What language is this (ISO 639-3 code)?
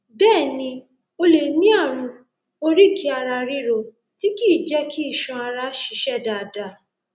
yor